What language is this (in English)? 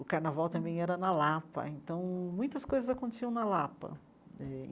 Portuguese